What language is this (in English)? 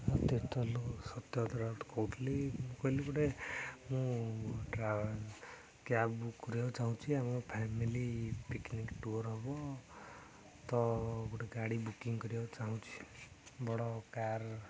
Odia